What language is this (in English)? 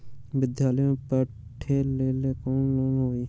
Magahi